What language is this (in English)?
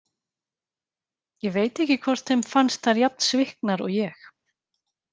Icelandic